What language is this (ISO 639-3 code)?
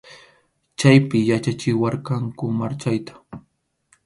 qxu